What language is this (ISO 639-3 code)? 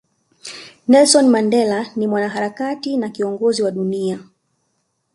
swa